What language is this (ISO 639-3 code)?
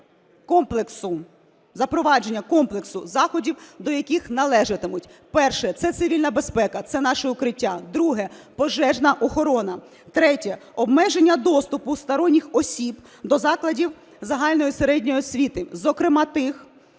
ukr